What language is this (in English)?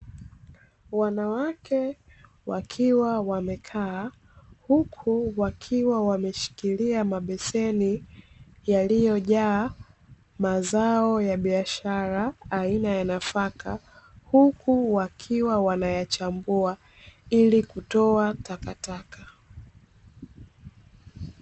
Swahili